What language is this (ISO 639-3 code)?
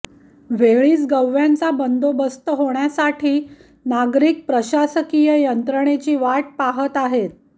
mar